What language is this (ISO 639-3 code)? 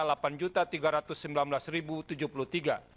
ind